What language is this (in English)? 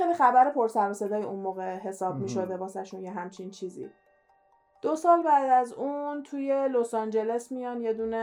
Persian